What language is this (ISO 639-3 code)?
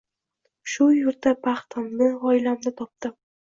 uzb